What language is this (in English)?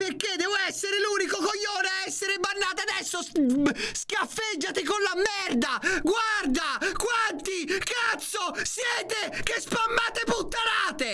Italian